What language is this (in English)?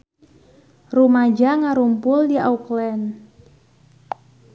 Sundanese